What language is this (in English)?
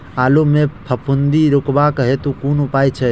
Maithili